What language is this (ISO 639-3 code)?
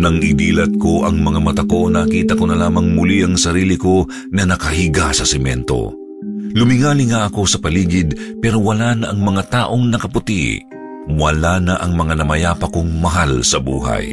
fil